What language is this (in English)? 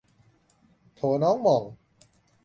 Thai